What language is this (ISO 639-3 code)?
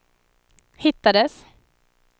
swe